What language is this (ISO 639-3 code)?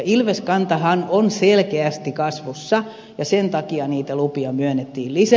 fin